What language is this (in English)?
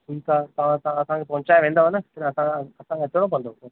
Sindhi